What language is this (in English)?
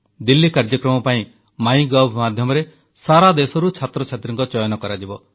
Odia